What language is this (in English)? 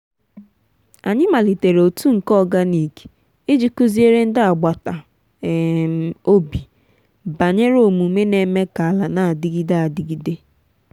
Igbo